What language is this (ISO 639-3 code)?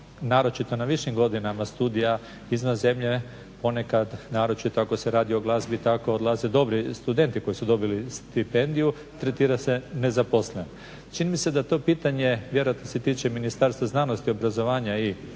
hrv